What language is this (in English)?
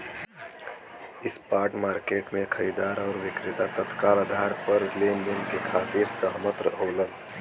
Bhojpuri